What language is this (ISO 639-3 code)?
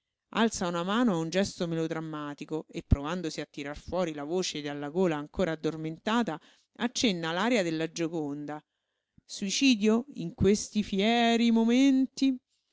ita